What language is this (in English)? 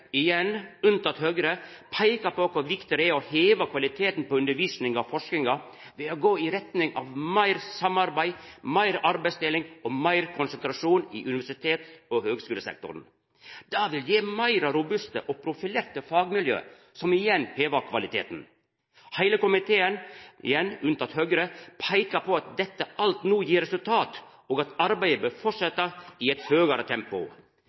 Norwegian Nynorsk